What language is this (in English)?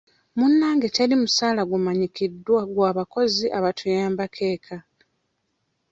Ganda